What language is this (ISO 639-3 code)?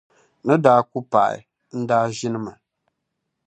dag